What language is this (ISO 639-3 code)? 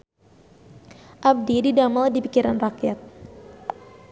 sun